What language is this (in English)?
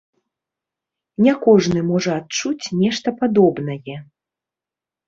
Belarusian